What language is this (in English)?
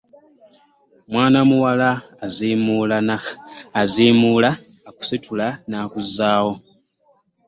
Ganda